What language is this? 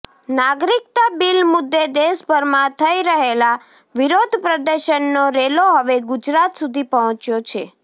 Gujarati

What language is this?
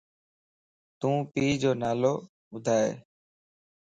Lasi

